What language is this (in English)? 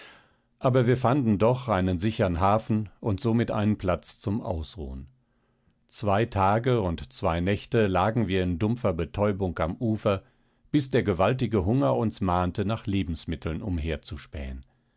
German